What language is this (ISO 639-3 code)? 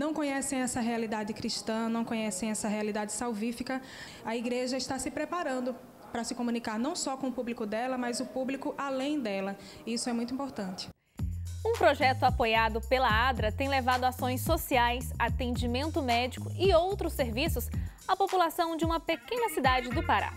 por